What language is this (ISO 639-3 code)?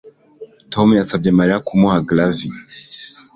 kin